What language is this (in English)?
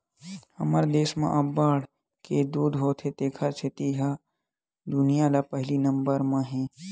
Chhattisgarhi